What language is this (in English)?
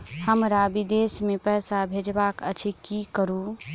Maithili